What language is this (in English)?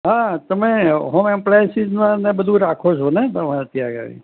Gujarati